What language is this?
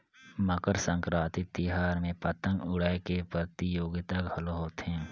Chhattisgarhi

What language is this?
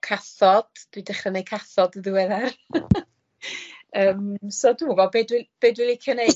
Welsh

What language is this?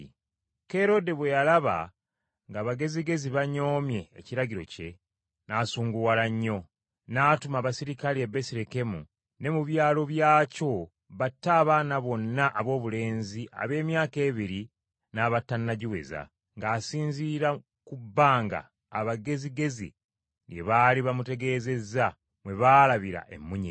Ganda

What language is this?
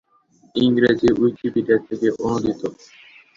Bangla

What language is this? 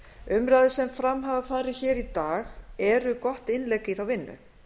Icelandic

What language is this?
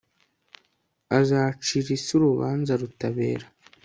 Kinyarwanda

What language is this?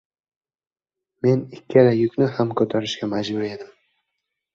Uzbek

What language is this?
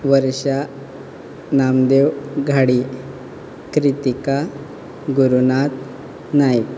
Konkani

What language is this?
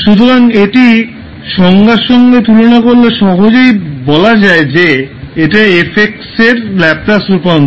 Bangla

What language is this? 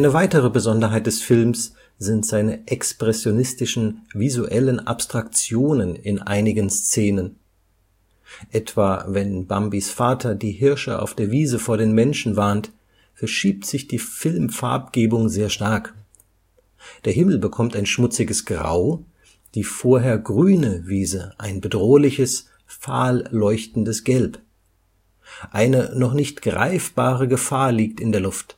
German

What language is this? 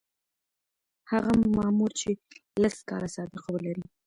Pashto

